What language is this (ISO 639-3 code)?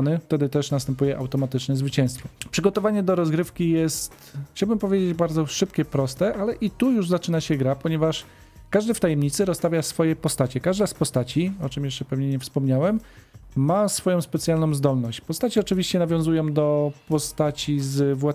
pol